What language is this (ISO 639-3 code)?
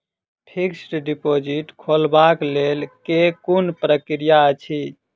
mai